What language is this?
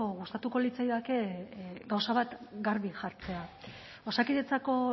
Basque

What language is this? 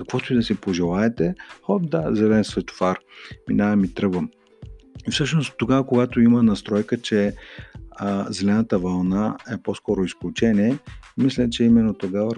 Bulgarian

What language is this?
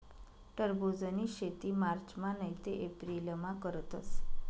Marathi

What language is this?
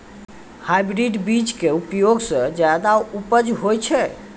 Maithili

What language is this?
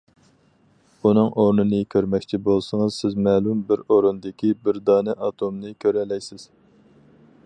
Uyghur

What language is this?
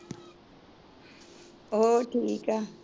Punjabi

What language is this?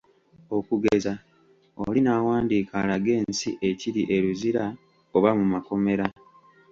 Ganda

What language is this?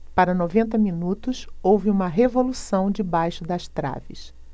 Portuguese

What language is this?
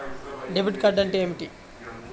Telugu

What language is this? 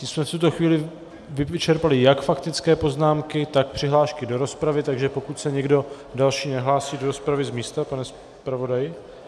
Czech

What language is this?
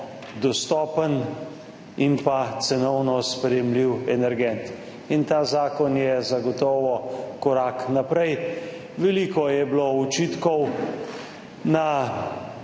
Slovenian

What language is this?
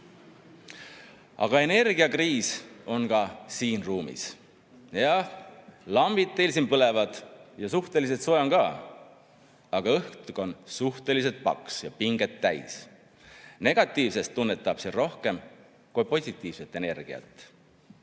Estonian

